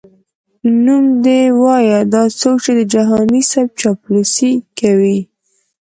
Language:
Pashto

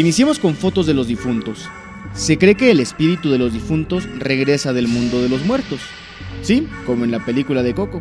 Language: Spanish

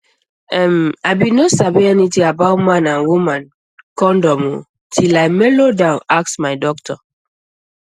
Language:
Nigerian Pidgin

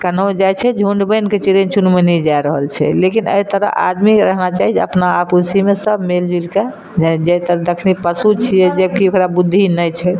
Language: Maithili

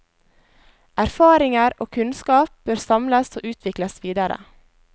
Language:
Norwegian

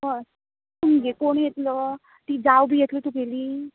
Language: Konkani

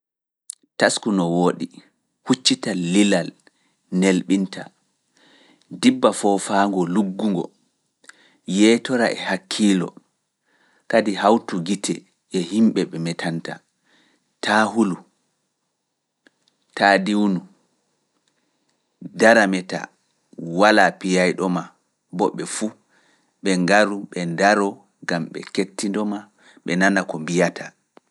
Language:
Fula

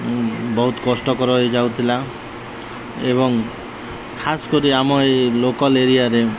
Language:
Odia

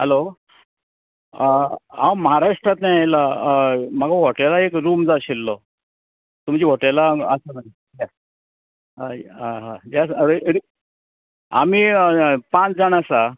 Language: Konkani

